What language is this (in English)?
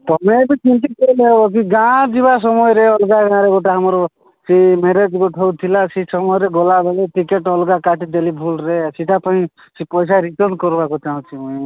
Odia